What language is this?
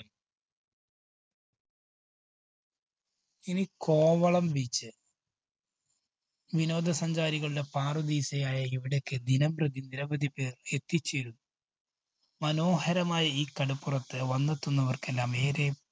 Malayalam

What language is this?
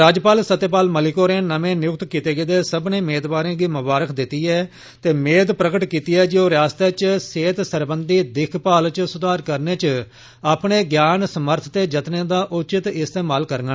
Dogri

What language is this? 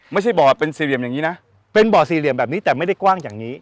Thai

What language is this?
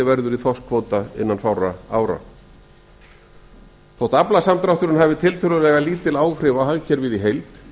Icelandic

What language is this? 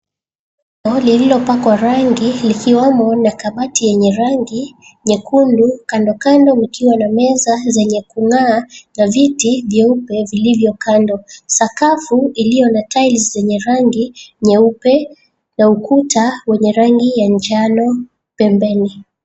Swahili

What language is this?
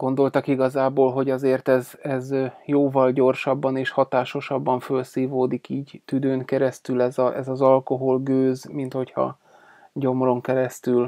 Hungarian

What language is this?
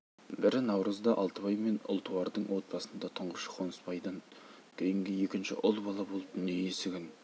Kazakh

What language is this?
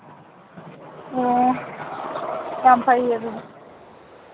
Manipuri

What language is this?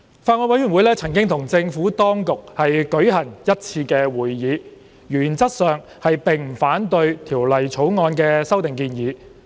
Cantonese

